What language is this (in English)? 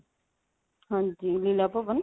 Punjabi